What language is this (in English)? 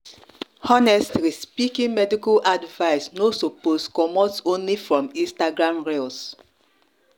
Nigerian Pidgin